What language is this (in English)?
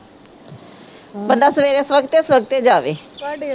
Punjabi